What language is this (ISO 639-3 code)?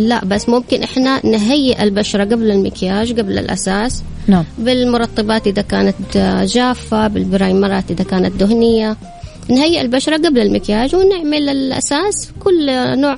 ara